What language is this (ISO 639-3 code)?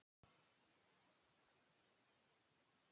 isl